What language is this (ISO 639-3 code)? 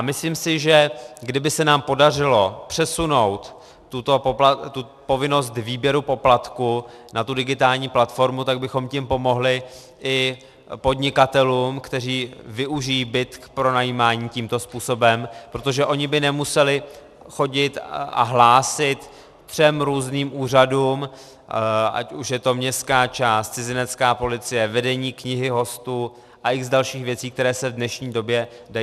ces